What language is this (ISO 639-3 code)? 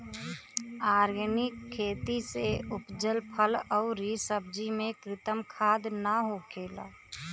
bho